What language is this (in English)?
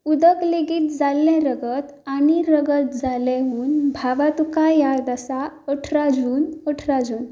Konkani